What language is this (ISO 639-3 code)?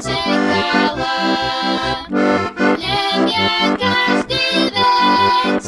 slk